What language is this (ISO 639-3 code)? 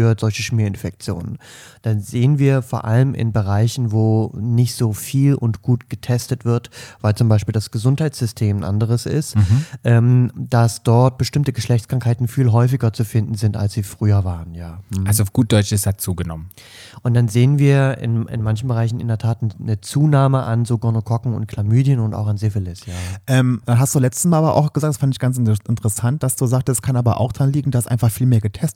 deu